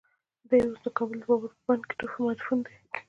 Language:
Pashto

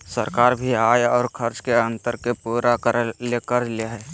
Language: Magahi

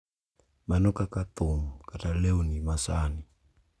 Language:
Luo (Kenya and Tanzania)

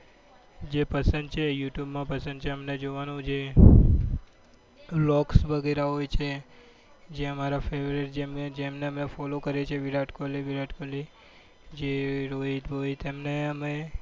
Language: Gujarati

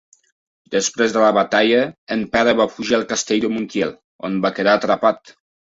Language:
Catalan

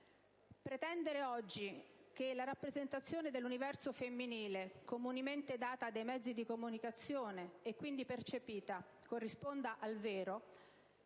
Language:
Italian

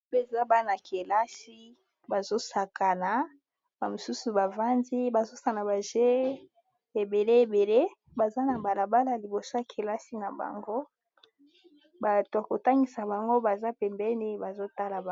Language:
Lingala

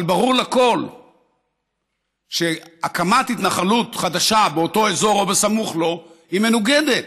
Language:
Hebrew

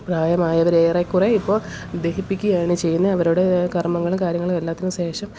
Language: Malayalam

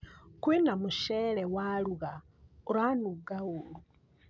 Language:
Kikuyu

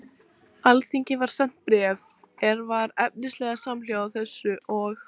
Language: Icelandic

